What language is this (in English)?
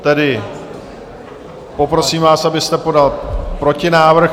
Czech